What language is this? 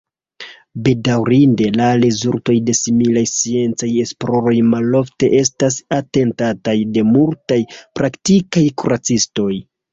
Esperanto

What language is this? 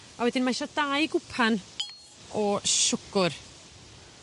Welsh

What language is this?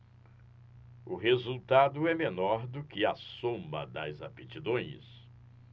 Portuguese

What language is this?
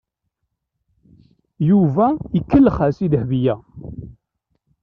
Kabyle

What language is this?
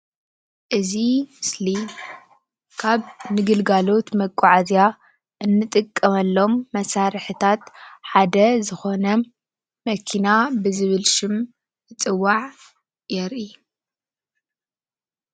Tigrinya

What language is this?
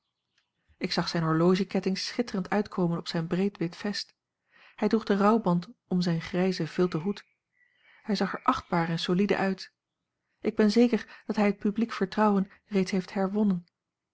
Dutch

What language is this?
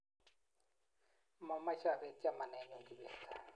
Kalenjin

